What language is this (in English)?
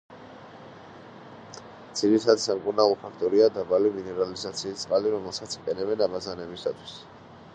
Georgian